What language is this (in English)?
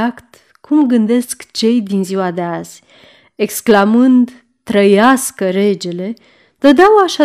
Romanian